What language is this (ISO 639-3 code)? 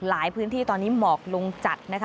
tha